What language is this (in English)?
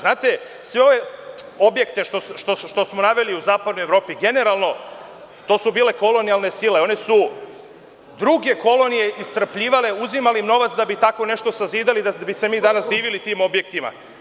Serbian